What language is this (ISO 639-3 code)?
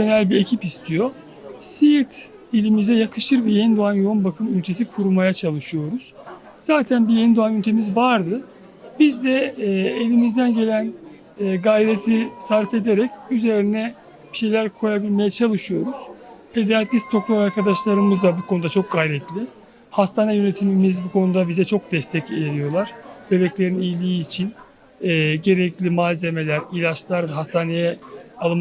tur